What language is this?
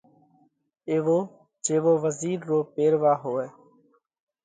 Parkari Koli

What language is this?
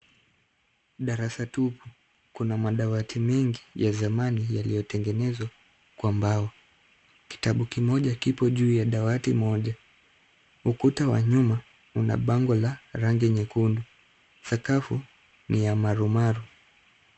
Swahili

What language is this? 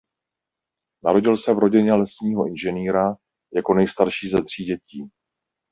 Czech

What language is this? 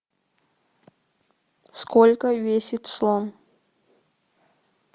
Russian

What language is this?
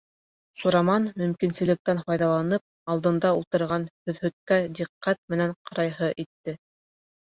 Bashkir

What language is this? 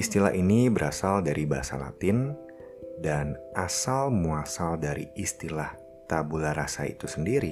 Indonesian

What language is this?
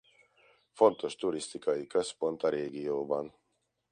Hungarian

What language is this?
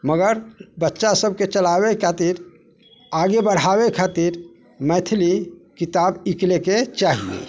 Maithili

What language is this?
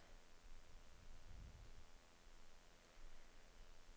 Norwegian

